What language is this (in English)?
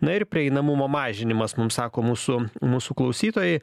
Lithuanian